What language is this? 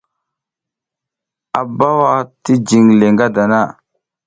South Giziga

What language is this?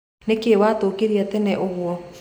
Kikuyu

